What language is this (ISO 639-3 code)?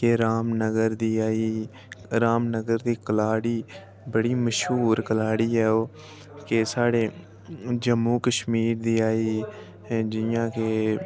doi